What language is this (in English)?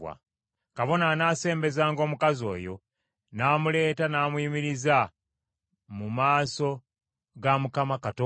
Ganda